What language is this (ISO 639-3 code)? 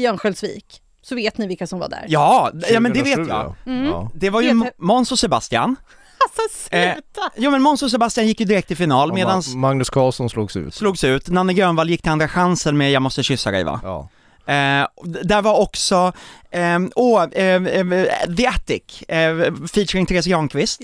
swe